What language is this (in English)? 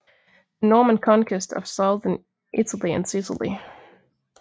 Danish